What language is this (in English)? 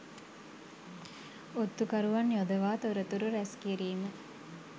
Sinhala